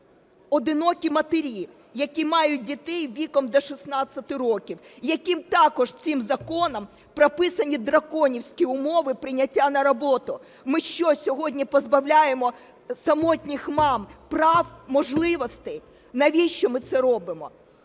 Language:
Ukrainian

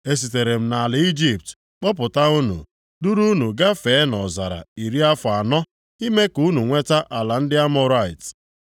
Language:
Igbo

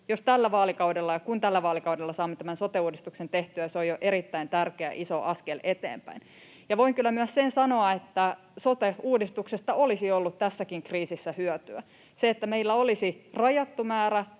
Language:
Finnish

